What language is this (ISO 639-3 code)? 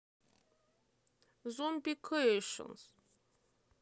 rus